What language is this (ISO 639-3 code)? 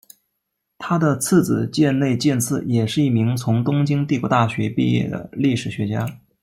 zho